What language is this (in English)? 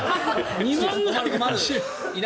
Japanese